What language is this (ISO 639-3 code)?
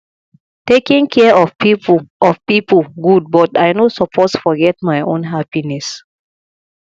pcm